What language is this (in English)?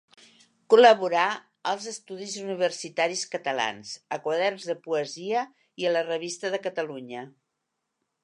Catalan